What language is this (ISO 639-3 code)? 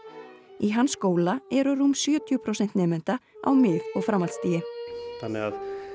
isl